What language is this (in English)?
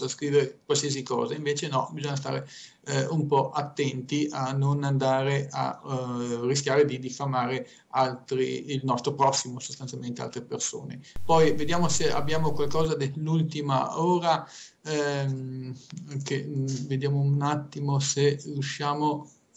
Italian